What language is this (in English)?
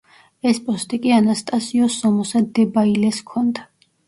Georgian